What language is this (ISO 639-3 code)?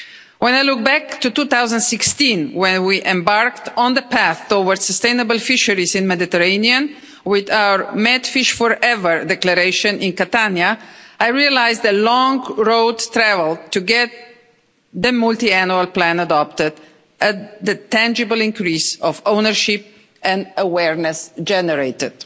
eng